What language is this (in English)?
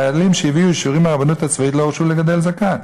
Hebrew